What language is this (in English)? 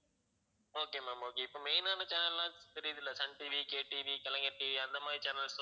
Tamil